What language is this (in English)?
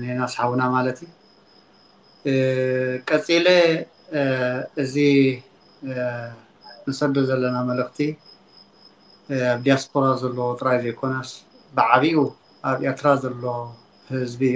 Arabic